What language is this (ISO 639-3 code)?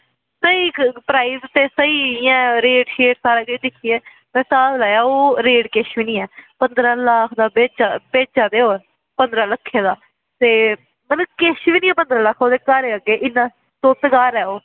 doi